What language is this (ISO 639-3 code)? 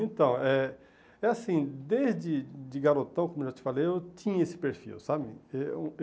por